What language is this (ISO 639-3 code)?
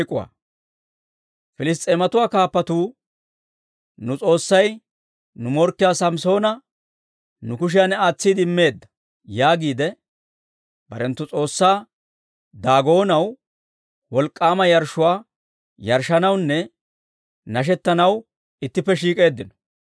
dwr